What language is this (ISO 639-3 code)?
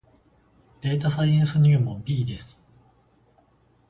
jpn